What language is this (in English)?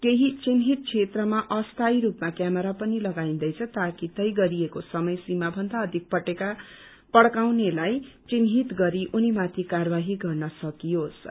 Nepali